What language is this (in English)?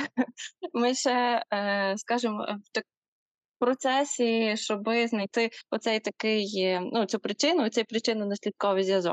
Ukrainian